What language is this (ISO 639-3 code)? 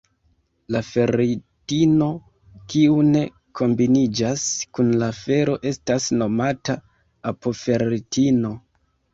epo